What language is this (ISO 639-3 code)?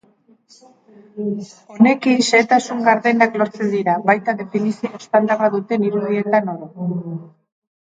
eus